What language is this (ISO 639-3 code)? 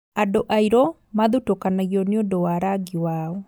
kik